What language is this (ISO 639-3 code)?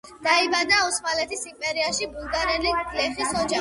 kat